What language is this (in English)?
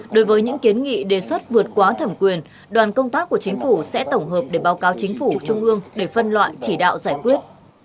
Vietnamese